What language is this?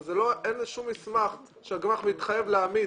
Hebrew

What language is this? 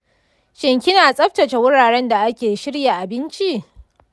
Hausa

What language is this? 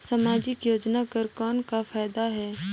Chhattisgarhi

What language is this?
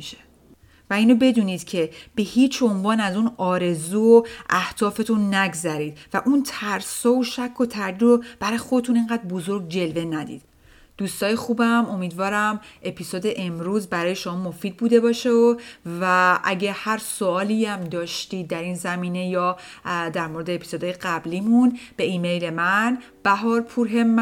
Persian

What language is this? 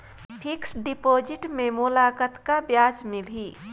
Chhattisgarhi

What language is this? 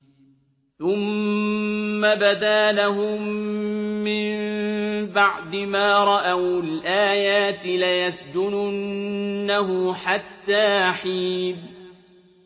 Arabic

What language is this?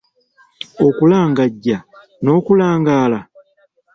Ganda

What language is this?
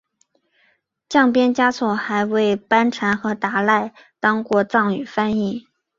Chinese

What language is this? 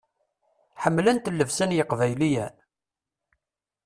Kabyle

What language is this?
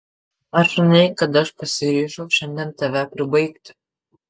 Lithuanian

